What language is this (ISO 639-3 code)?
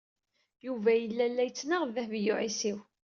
kab